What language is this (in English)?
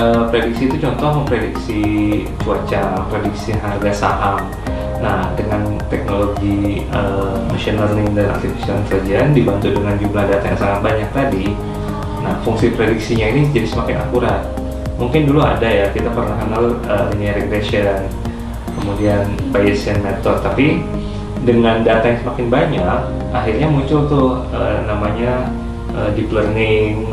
Indonesian